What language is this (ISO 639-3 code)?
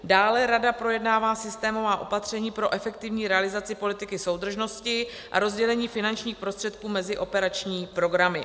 ces